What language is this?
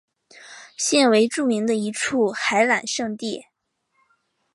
Chinese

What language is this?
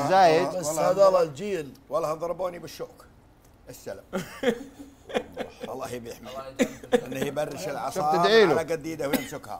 Arabic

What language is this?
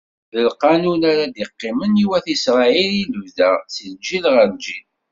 Kabyle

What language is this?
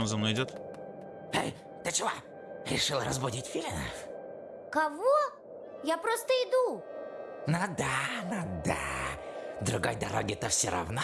Russian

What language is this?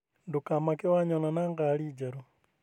Kikuyu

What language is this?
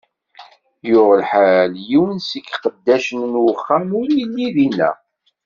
Kabyle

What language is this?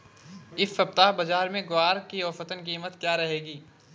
Hindi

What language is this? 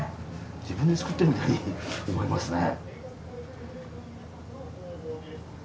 Japanese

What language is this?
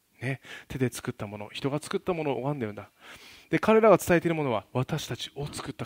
Japanese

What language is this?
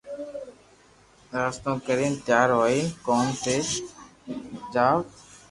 Loarki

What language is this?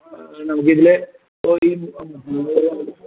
Malayalam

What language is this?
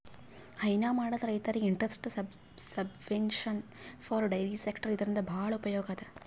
Kannada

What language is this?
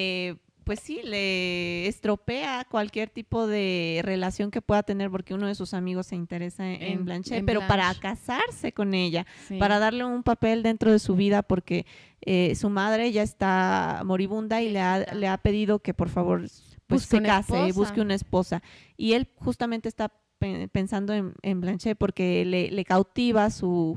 Spanish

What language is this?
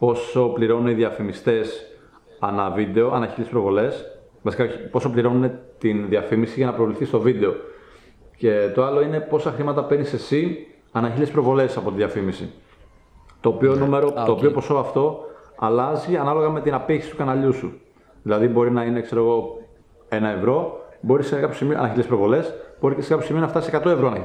Greek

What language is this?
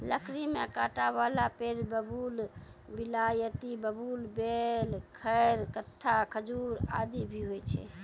Maithili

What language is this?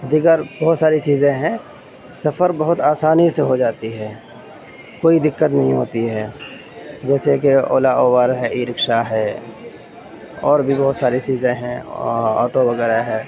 Urdu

